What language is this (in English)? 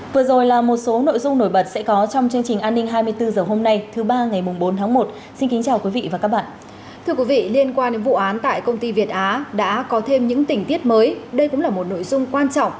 Vietnamese